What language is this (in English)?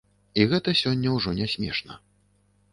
Belarusian